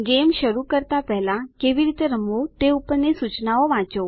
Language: Gujarati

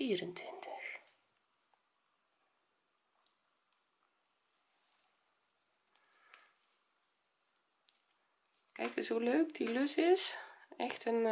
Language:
Dutch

